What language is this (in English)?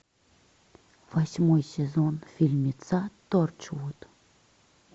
Russian